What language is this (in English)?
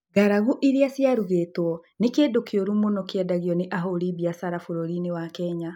Kikuyu